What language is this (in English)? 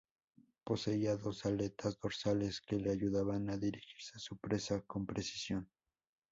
Spanish